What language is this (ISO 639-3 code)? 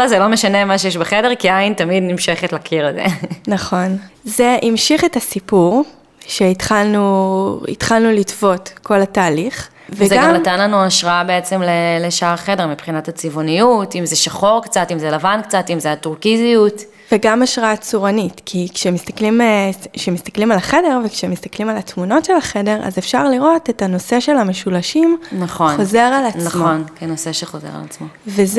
heb